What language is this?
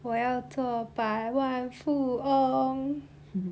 English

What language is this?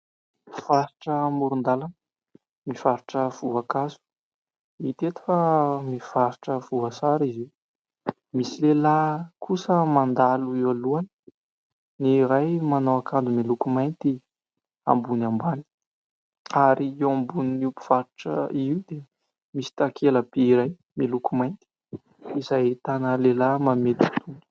Malagasy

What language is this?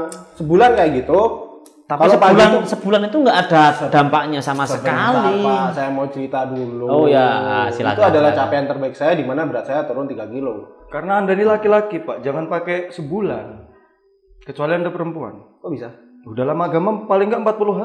Indonesian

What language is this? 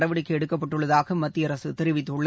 Tamil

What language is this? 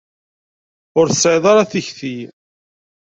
Kabyle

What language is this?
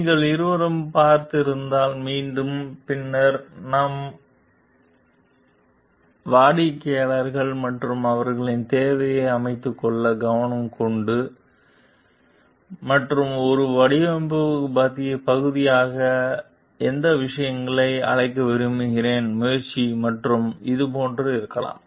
Tamil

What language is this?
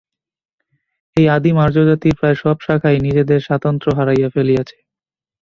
Bangla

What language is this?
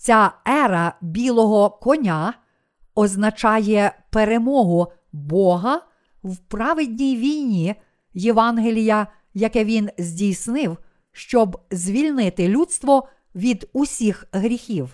Ukrainian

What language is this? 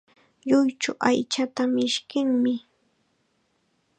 Chiquián Ancash Quechua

